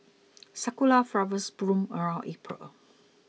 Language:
English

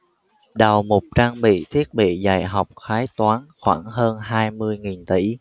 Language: Vietnamese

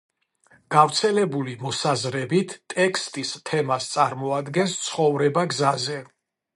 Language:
Georgian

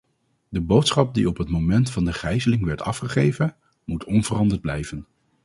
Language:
Dutch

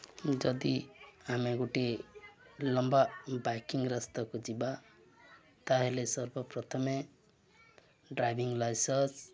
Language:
Odia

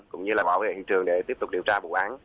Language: Vietnamese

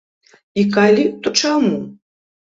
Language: Belarusian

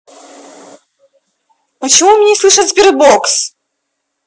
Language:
Russian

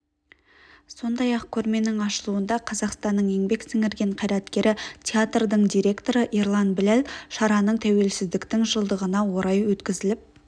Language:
Kazakh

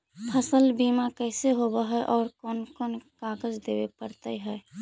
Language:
Magahi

